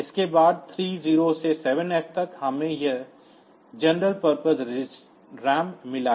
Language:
Hindi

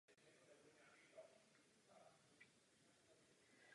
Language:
Czech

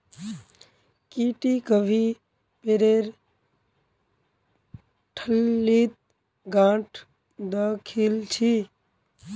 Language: Magahi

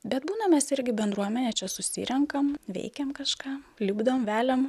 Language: Lithuanian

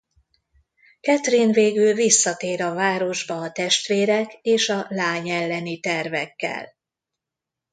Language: Hungarian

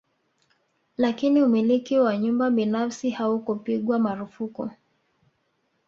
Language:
Swahili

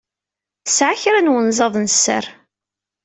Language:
Kabyle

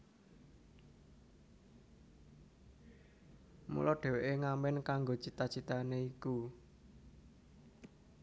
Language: Javanese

